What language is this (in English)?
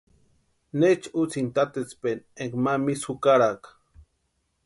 Western Highland Purepecha